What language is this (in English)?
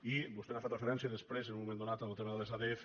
Catalan